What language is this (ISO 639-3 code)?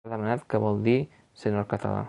cat